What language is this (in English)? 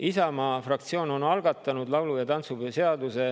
Estonian